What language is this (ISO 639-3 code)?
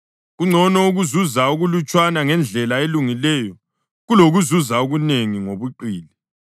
nde